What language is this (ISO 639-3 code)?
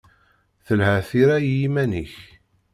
kab